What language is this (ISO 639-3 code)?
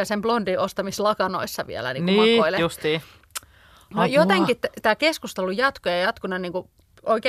fin